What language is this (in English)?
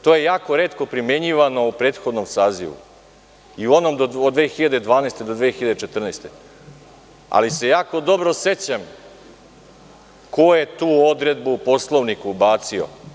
Serbian